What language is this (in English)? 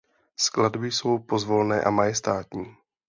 Czech